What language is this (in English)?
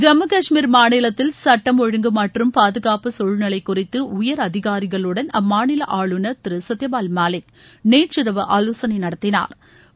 Tamil